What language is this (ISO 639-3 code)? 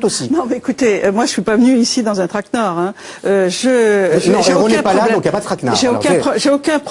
fra